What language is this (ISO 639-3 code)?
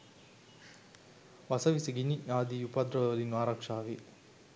sin